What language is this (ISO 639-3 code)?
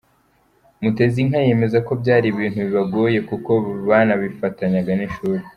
kin